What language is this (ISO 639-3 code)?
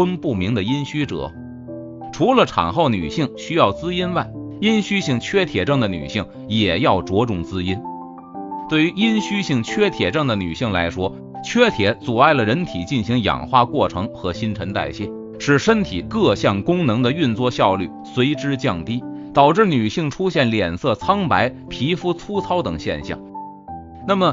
zho